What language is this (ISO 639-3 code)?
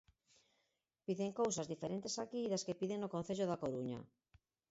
glg